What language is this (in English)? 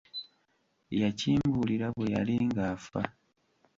Ganda